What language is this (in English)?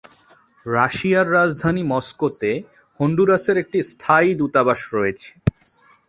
Bangla